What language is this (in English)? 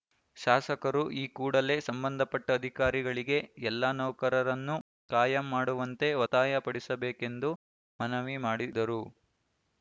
Kannada